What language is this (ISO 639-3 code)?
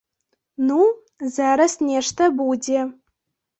bel